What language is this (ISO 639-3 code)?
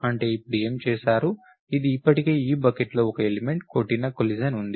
tel